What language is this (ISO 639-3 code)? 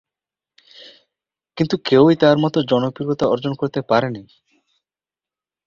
ben